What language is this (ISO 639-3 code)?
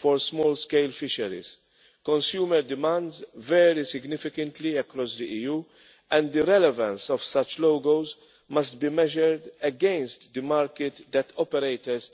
eng